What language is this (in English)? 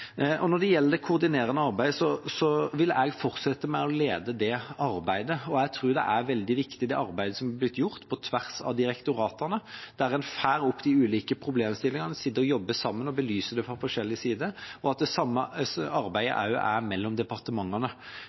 Norwegian Bokmål